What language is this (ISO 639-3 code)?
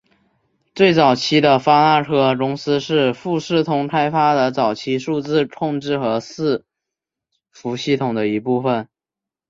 zho